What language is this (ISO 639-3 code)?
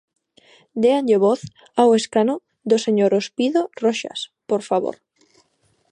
glg